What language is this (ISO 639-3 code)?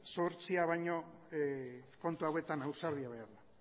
eus